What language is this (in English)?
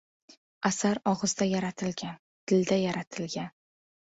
Uzbek